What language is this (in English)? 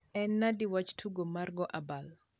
Luo (Kenya and Tanzania)